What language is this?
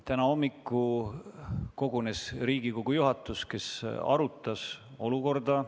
Estonian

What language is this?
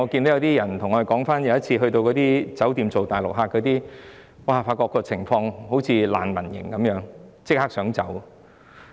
Cantonese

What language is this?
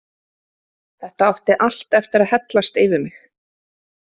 Icelandic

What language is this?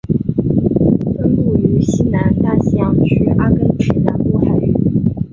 Chinese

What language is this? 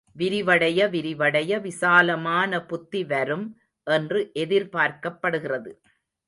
Tamil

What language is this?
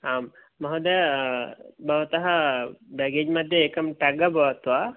Sanskrit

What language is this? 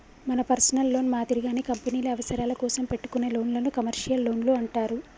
Telugu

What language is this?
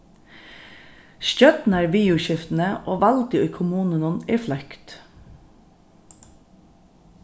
Faroese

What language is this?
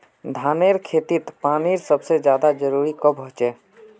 Magahi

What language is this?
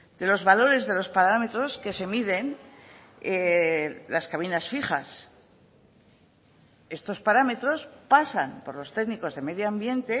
Spanish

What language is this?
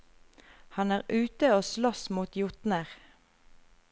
Norwegian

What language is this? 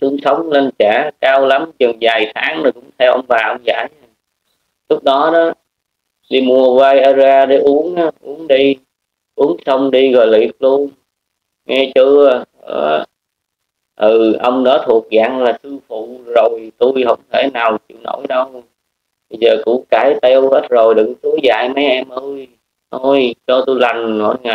Vietnamese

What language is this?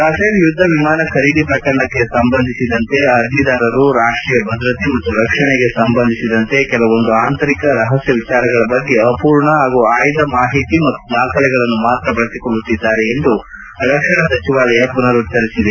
Kannada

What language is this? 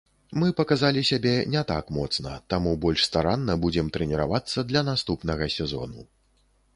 Belarusian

